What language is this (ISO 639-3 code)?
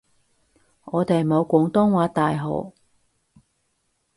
yue